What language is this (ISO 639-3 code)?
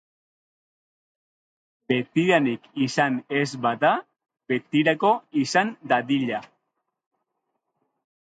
eus